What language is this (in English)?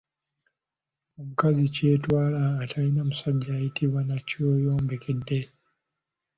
Ganda